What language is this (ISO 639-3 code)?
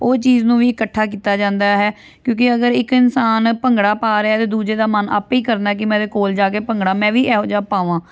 pan